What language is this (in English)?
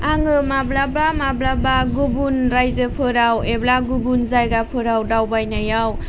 Bodo